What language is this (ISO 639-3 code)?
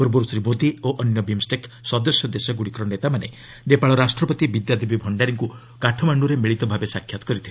ori